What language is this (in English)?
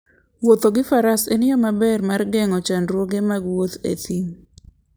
Luo (Kenya and Tanzania)